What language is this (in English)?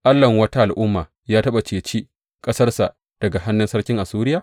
Hausa